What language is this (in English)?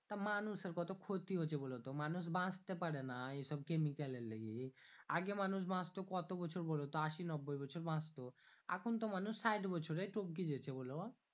Bangla